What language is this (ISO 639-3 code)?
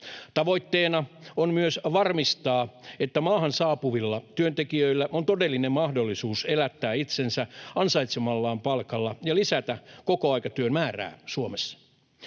fin